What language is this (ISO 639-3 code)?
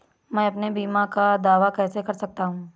hin